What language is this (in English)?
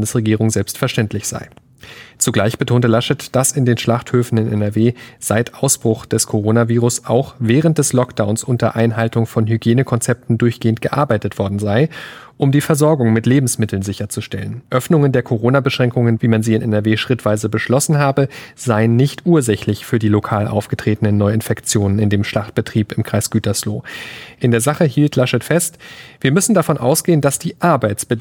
German